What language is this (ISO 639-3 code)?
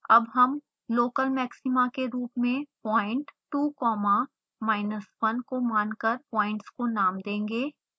hin